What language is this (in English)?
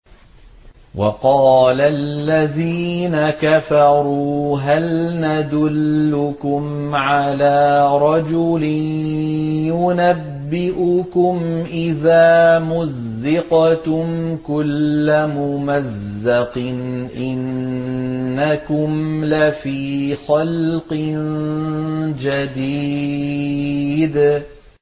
Arabic